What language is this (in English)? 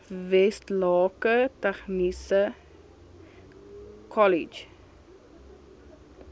Afrikaans